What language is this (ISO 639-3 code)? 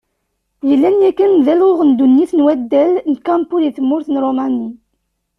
kab